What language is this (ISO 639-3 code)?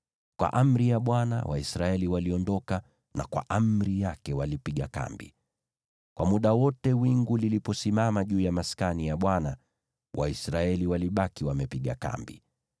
swa